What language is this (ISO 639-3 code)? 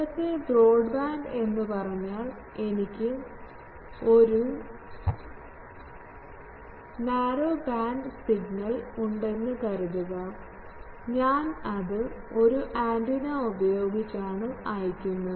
mal